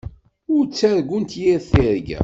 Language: Kabyle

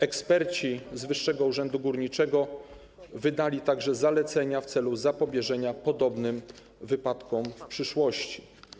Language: Polish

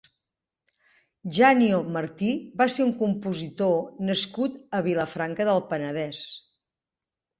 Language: Catalan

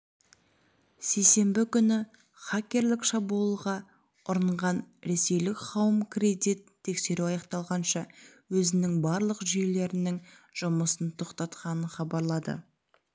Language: Kazakh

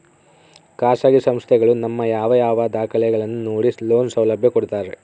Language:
Kannada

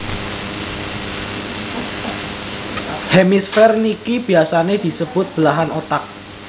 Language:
Javanese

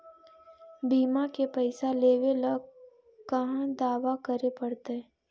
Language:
Magahi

